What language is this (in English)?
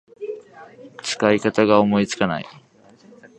Japanese